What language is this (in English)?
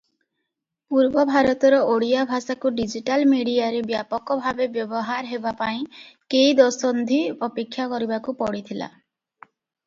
Odia